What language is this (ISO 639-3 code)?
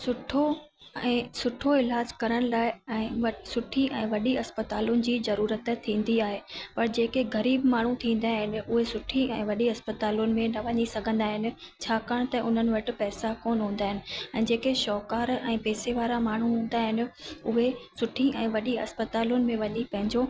snd